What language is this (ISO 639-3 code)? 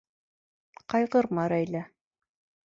bak